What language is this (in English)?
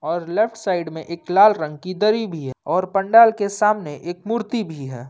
Hindi